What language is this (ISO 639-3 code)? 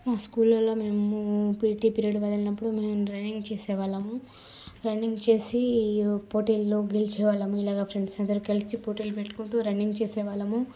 tel